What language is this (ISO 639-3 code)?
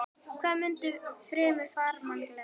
isl